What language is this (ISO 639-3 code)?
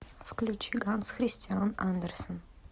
rus